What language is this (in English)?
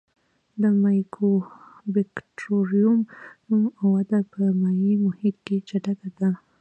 Pashto